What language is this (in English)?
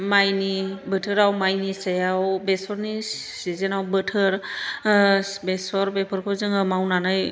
Bodo